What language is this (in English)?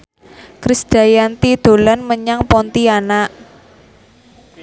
Javanese